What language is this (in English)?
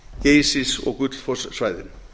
Icelandic